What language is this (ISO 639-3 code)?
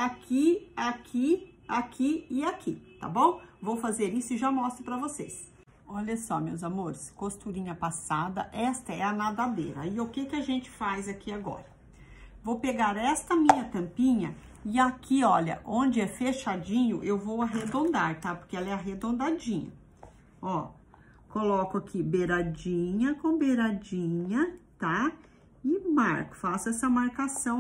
por